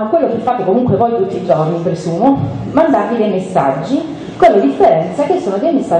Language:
Italian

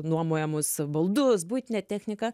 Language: Lithuanian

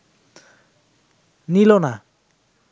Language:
Bangla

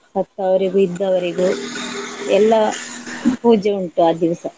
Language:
Kannada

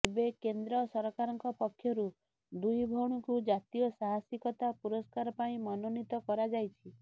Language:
Odia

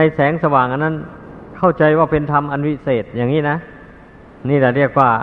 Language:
Thai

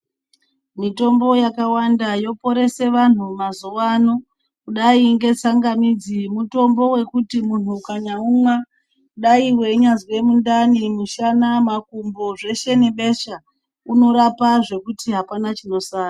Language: Ndau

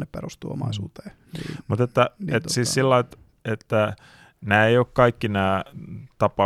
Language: Finnish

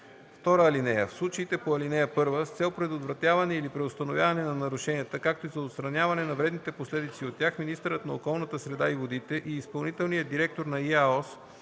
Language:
Bulgarian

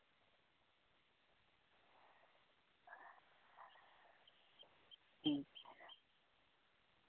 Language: Santali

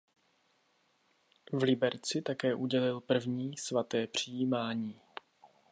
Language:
Czech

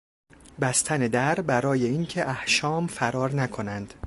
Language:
Persian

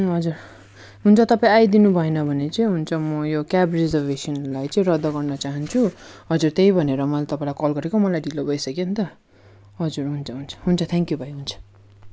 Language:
Nepali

